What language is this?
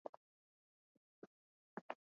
Swahili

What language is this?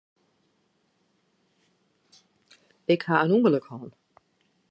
Western Frisian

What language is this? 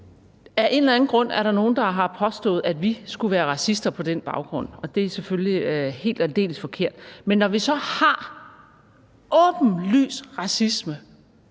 Danish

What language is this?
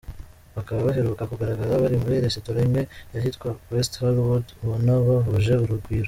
Kinyarwanda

